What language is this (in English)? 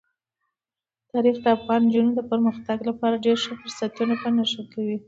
Pashto